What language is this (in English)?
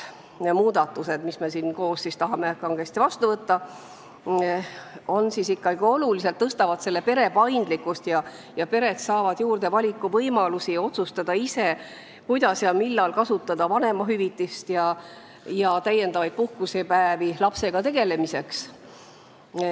Estonian